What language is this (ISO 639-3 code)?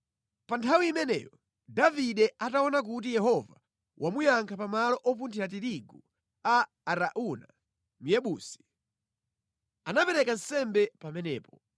nya